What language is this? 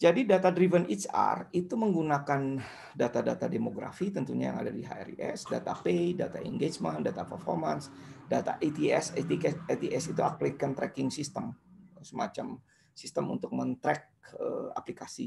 Indonesian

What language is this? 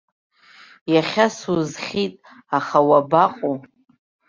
Abkhazian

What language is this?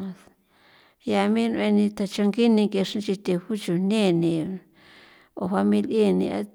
San Felipe Otlaltepec Popoloca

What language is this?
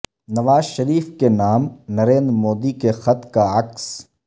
Urdu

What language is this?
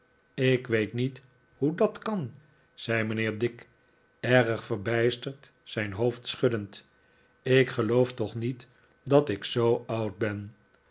Dutch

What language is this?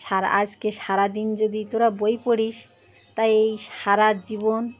Bangla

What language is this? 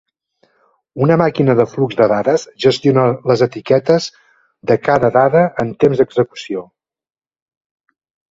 Catalan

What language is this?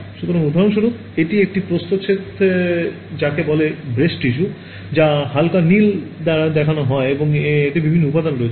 Bangla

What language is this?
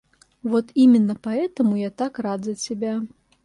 Russian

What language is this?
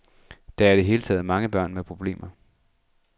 Danish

